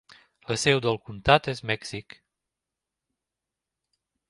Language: Catalan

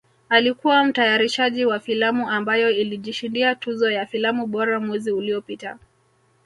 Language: Swahili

